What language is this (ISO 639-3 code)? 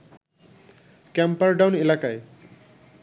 ben